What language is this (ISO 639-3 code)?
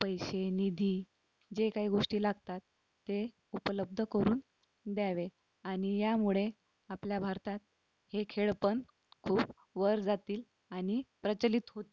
mar